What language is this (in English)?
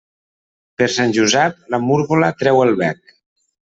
Catalan